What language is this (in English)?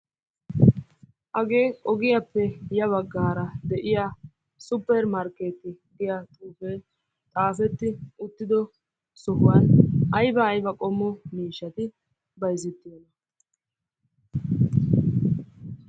Wolaytta